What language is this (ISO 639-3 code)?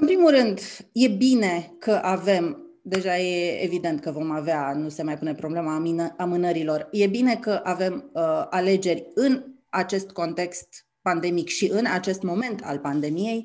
ron